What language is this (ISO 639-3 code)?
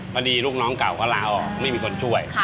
tha